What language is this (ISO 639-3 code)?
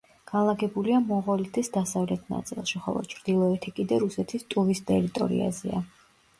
kat